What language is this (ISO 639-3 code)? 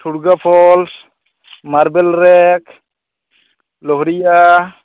sat